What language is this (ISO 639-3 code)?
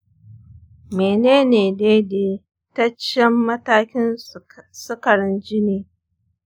hau